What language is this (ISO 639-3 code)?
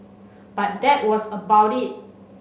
eng